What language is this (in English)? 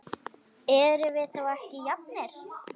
Icelandic